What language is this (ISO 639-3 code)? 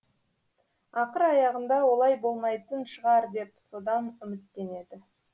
kaz